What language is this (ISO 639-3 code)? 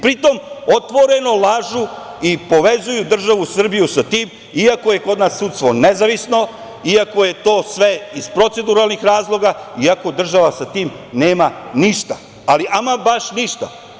srp